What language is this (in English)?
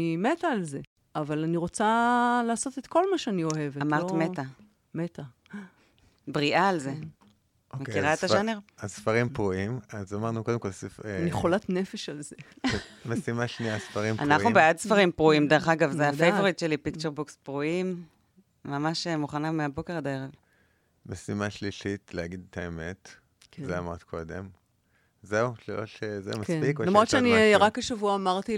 Hebrew